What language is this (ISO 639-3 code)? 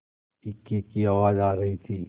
hin